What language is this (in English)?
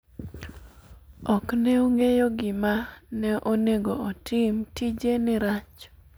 Luo (Kenya and Tanzania)